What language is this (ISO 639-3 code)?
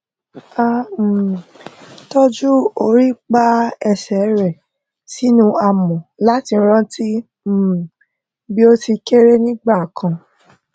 yor